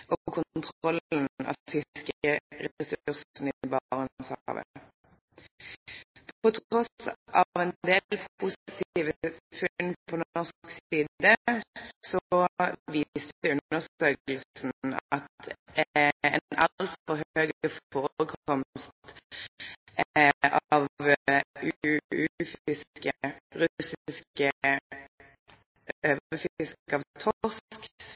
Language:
Norwegian Bokmål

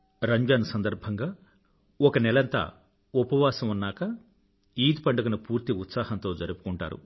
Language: Telugu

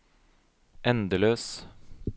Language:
Norwegian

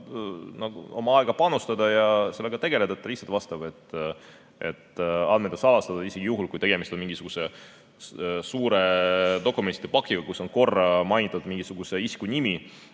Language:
Estonian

